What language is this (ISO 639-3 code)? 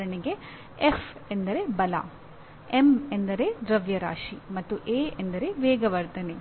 kan